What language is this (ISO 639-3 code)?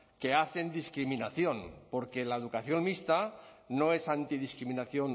spa